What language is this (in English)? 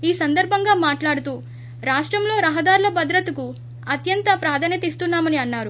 Telugu